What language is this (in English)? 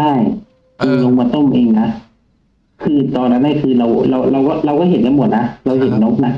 Thai